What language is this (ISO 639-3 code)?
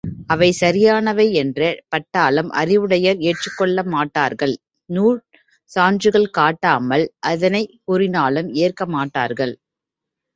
tam